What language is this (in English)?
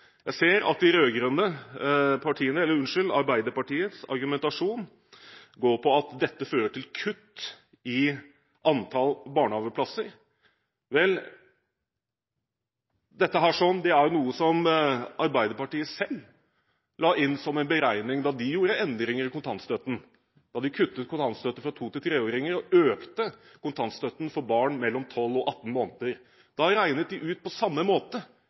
Norwegian Bokmål